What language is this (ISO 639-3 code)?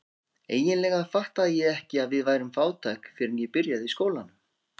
isl